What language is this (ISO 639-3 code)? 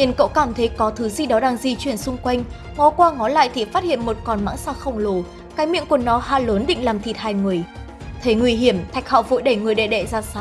vie